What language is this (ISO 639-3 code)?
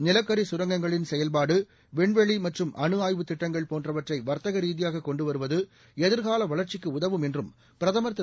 tam